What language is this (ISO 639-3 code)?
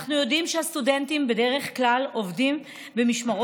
heb